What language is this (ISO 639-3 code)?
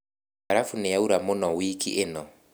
kik